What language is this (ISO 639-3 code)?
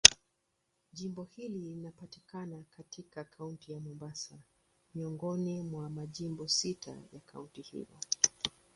swa